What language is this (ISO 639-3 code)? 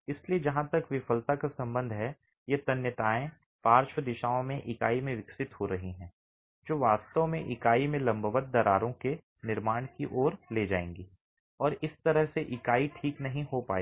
hin